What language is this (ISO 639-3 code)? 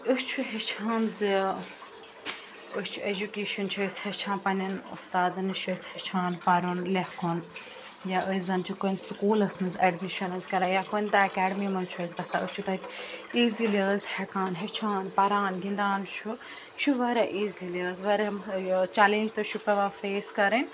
kas